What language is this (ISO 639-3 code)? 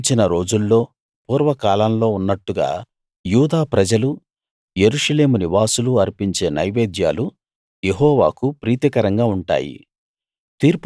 tel